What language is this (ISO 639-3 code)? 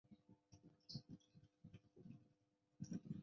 zho